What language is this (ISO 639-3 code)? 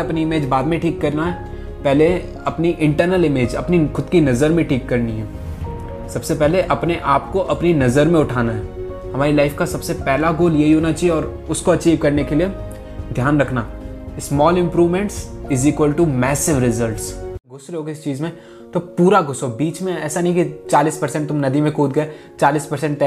hin